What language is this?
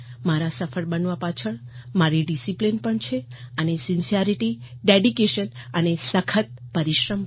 Gujarati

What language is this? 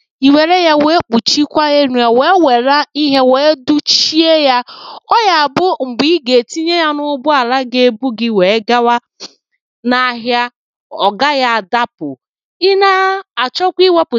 Igbo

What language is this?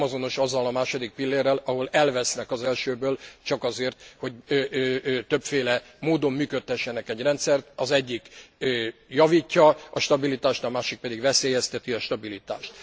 Hungarian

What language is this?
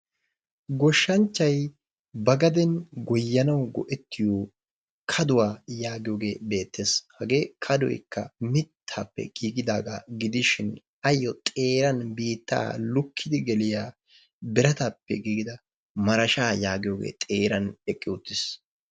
Wolaytta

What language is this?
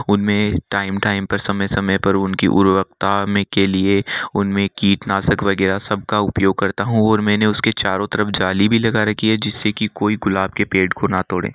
Hindi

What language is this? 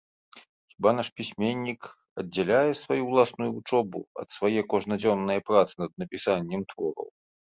Belarusian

